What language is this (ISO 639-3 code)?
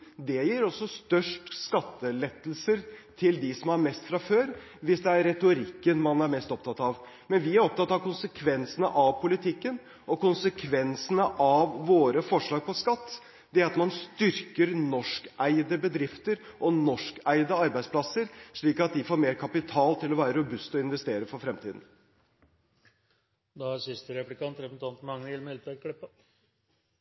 nob